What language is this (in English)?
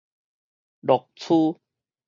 Min Nan Chinese